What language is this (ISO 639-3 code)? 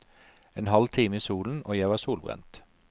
nor